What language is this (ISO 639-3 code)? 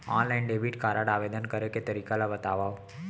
hne